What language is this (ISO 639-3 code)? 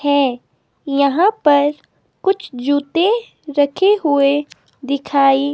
hin